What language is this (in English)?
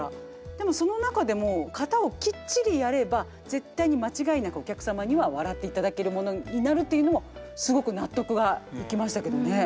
Japanese